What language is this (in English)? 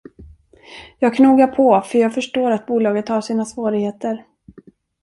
Swedish